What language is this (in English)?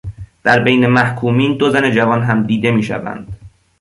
Persian